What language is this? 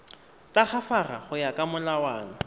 Tswana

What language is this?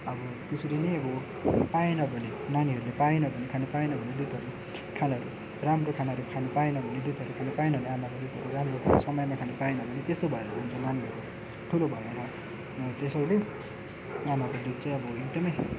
Nepali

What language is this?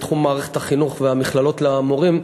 Hebrew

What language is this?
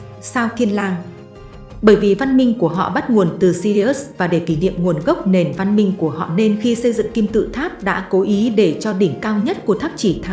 Vietnamese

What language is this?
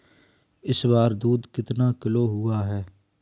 Hindi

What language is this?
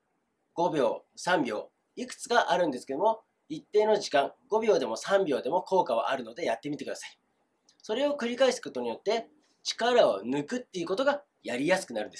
Japanese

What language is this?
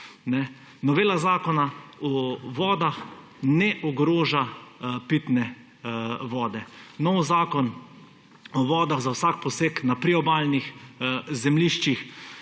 Slovenian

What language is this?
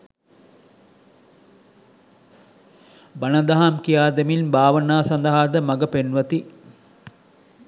Sinhala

